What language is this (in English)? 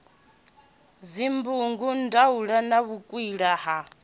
Venda